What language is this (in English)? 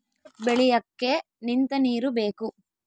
Kannada